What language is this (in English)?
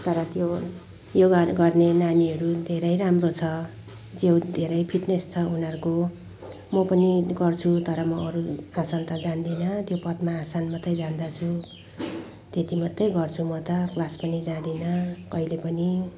Nepali